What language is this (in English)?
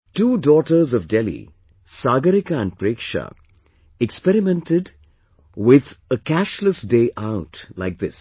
English